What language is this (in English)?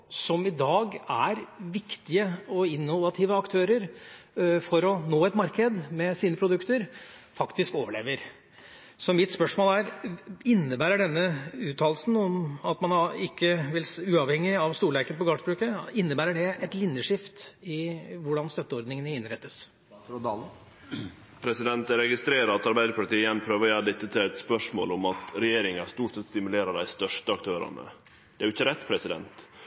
Norwegian